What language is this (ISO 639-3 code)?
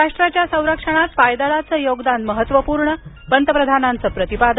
mar